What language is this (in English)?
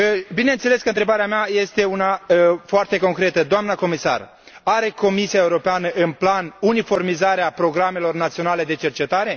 Romanian